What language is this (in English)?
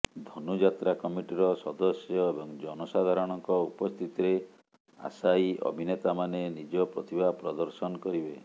Odia